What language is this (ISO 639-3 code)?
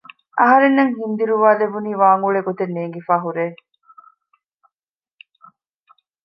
div